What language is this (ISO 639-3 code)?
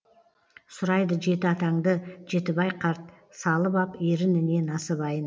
kaz